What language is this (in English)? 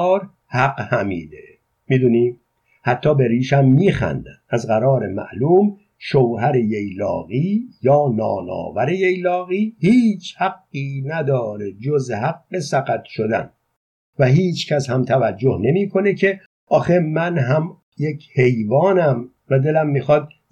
Persian